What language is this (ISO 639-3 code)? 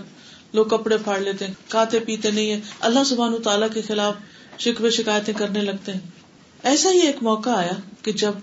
urd